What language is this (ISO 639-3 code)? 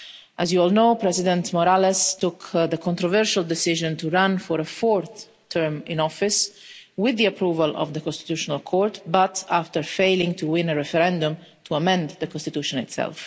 eng